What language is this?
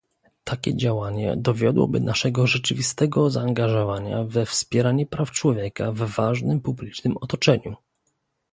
Polish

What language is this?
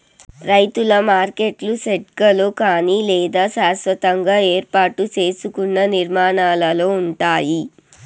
Telugu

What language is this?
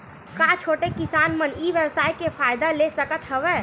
Chhattisgarhi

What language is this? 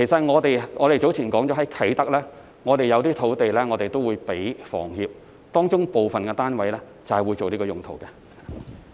Cantonese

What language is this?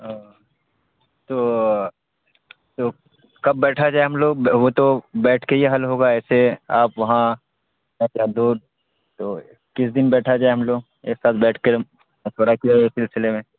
Urdu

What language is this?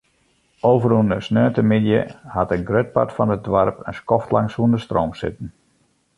Western Frisian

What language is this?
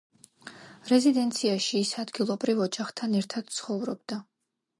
Georgian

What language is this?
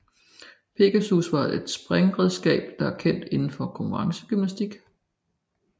Danish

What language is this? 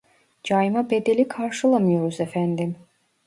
Turkish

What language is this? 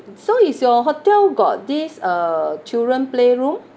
English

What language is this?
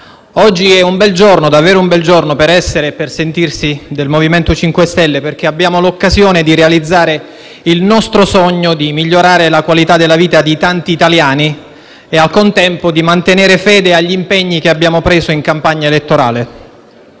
Italian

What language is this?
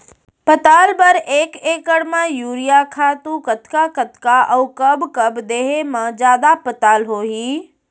Chhattisgarhi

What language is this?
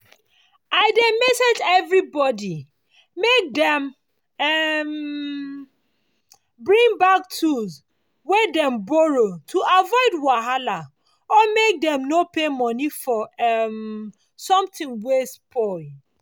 Nigerian Pidgin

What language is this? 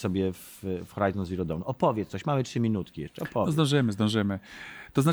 Polish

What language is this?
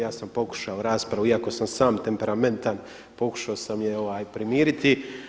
Croatian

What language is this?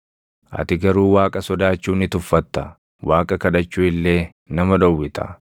Oromo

